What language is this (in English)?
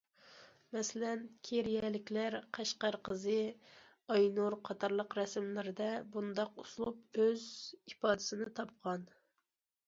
Uyghur